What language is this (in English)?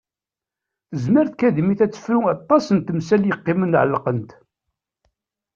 Kabyle